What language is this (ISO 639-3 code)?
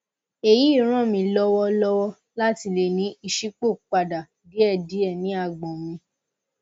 yor